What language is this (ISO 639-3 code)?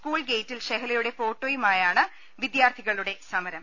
mal